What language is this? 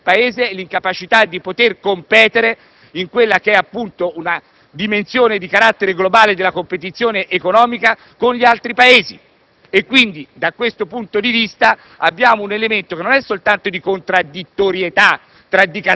Italian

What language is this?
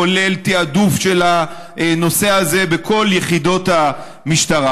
Hebrew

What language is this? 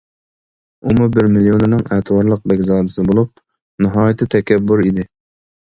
Uyghur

